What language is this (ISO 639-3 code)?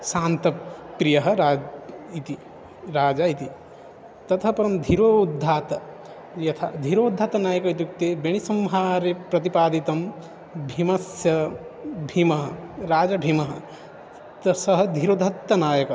san